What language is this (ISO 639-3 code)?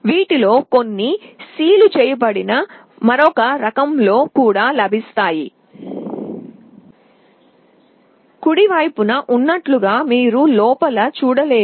tel